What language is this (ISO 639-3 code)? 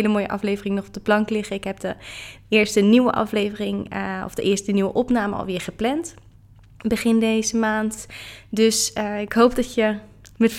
nld